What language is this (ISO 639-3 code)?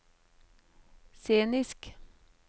nor